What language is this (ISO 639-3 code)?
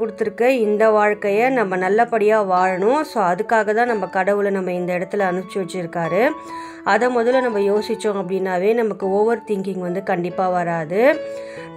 tam